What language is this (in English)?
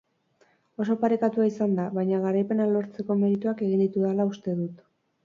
Basque